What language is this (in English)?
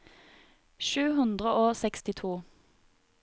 Norwegian